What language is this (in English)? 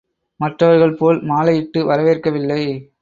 Tamil